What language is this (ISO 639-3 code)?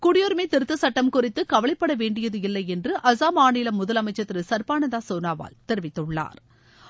tam